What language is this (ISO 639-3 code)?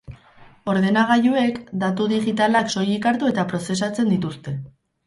eus